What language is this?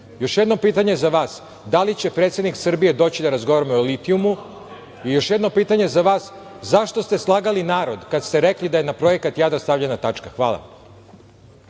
Serbian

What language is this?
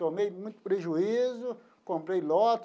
Portuguese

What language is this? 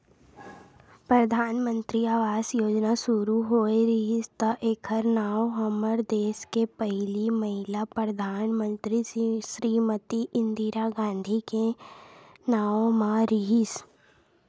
Chhattisgarhi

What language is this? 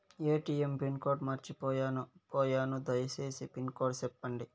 Telugu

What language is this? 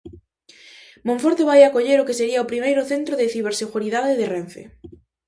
Galician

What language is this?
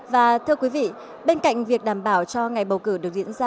Vietnamese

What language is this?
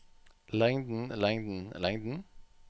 Norwegian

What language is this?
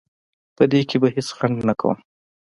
Pashto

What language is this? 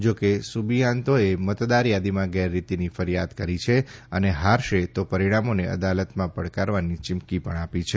Gujarati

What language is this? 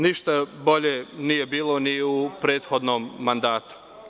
Serbian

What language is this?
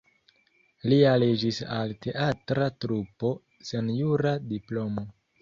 Esperanto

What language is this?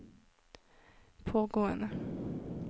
Norwegian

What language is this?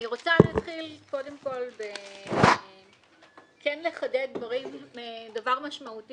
Hebrew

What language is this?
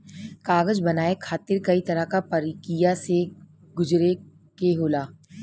Bhojpuri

